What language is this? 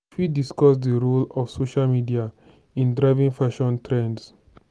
Nigerian Pidgin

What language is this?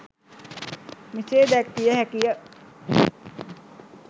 Sinhala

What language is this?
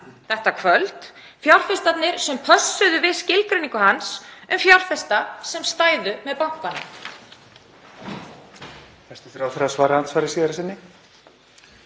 Icelandic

